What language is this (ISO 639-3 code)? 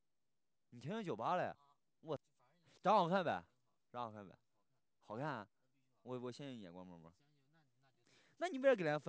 zho